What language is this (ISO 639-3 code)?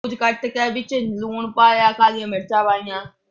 pan